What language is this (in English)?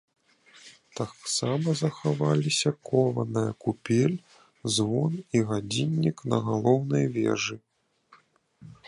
Belarusian